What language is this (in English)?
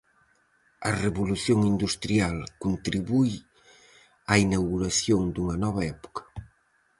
Galician